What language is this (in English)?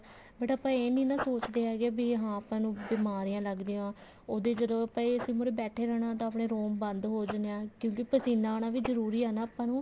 Punjabi